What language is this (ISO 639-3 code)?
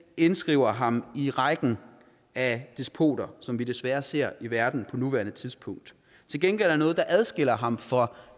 dan